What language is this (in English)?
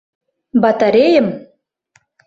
Mari